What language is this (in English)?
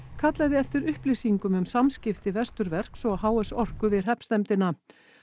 Icelandic